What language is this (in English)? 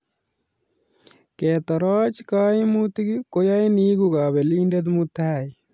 Kalenjin